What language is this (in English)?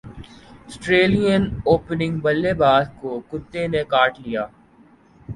Urdu